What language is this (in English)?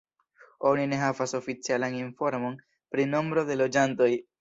Esperanto